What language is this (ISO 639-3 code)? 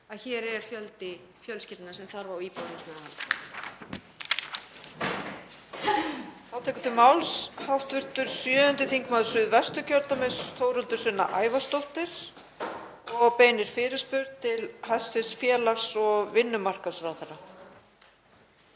isl